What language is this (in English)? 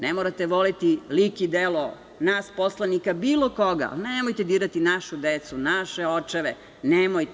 Serbian